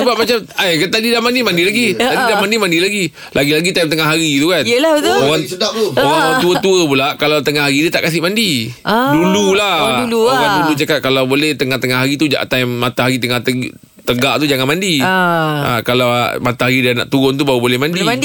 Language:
Malay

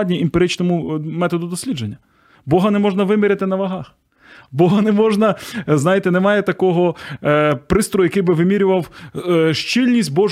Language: Ukrainian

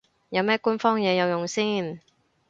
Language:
Cantonese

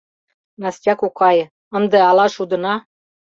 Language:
Mari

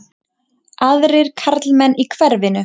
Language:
Icelandic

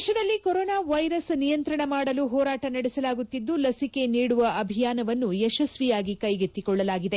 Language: Kannada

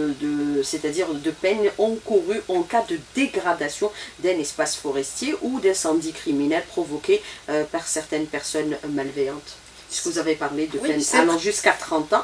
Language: French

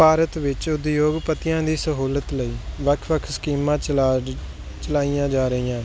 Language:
Punjabi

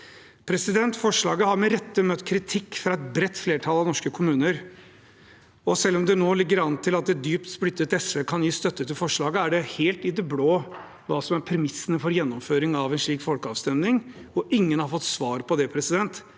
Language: Norwegian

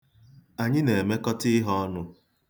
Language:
Igbo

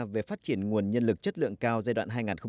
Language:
Vietnamese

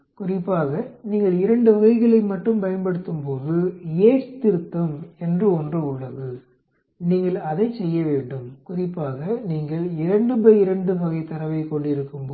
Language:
Tamil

